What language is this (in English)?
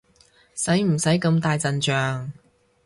Cantonese